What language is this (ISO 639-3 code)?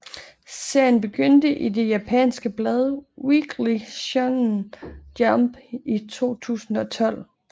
dan